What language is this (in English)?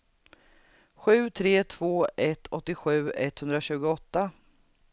Swedish